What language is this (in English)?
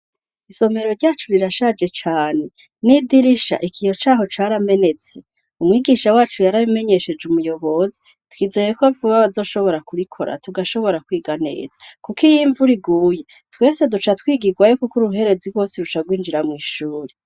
Rundi